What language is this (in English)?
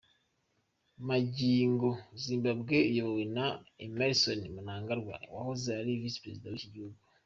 Kinyarwanda